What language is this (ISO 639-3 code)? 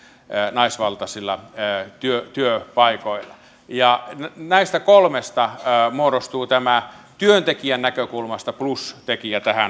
fin